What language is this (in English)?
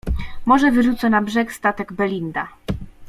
Polish